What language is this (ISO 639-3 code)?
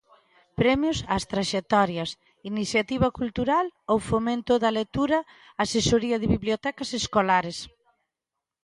glg